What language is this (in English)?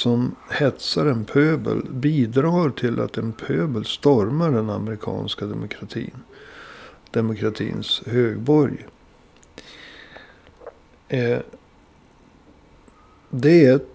Swedish